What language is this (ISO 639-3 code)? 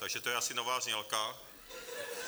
ces